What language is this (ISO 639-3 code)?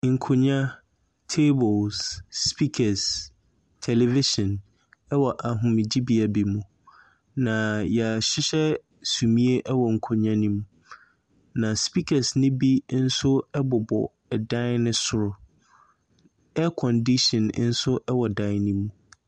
aka